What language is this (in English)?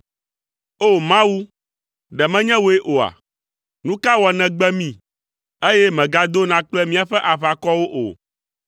Ewe